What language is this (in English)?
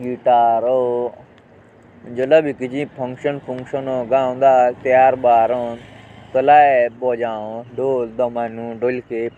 Jaunsari